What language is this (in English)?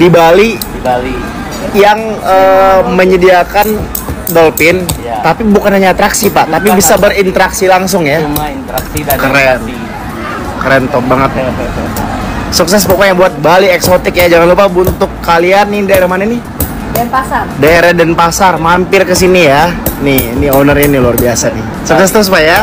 Indonesian